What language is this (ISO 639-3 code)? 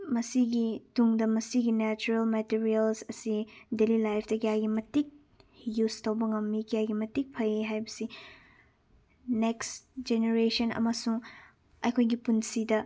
mni